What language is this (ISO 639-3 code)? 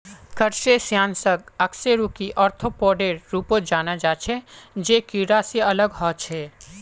mag